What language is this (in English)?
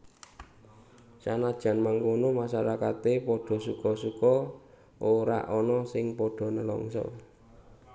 Javanese